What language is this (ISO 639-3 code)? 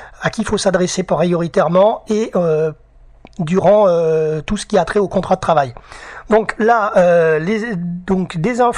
fra